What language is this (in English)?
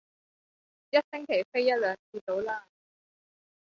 Cantonese